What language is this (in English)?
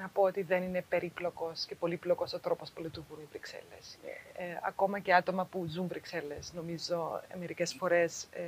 Greek